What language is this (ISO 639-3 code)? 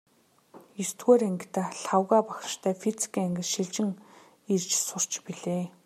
mon